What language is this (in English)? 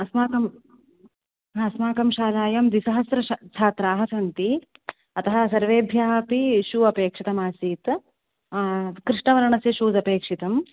Sanskrit